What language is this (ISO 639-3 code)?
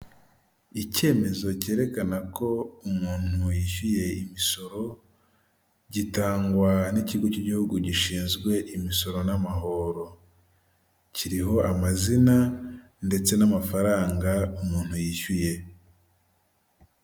kin